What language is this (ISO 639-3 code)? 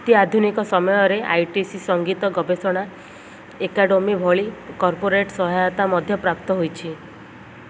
ori